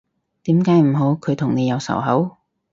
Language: Cantonese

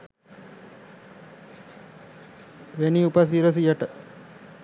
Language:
Sinhala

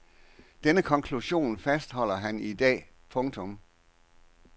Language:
Danish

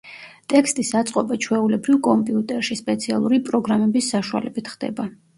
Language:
Georgian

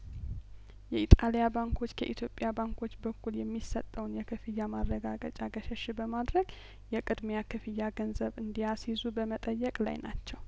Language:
Amharic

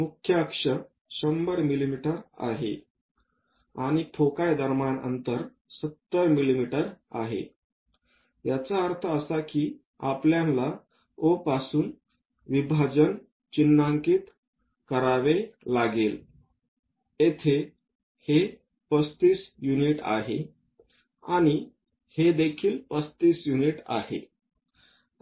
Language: Marathi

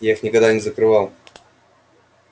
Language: Russian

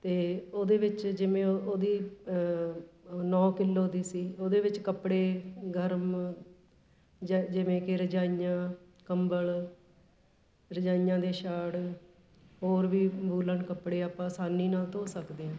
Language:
Punjabi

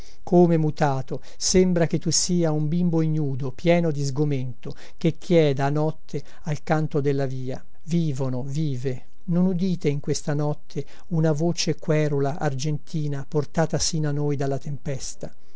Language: Italian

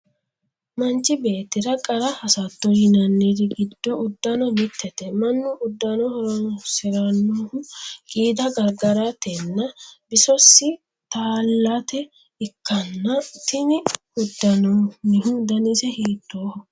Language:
Sidamo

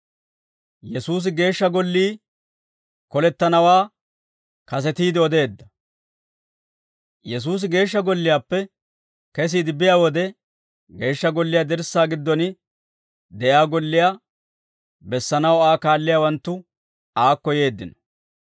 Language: Dawro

